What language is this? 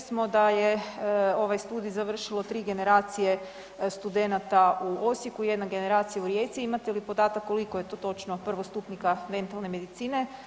Croatian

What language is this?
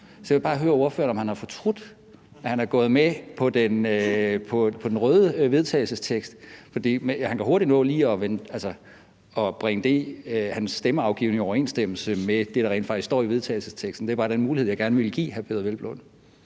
Danish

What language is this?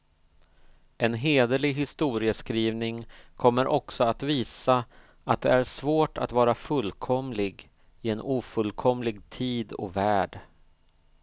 Swedish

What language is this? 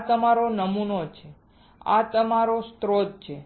Gujarati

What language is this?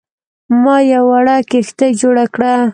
Pashto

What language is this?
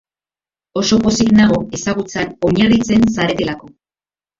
Basque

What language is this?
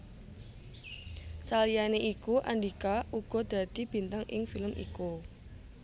Javanese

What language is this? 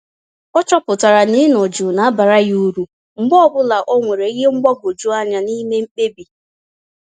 Igbo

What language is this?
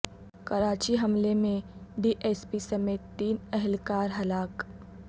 Urdu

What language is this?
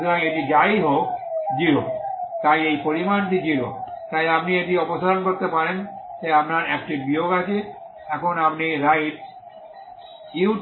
Bangla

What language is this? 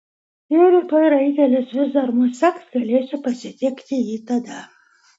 Lithuanian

